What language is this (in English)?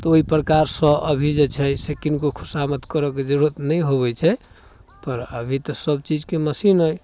Maithili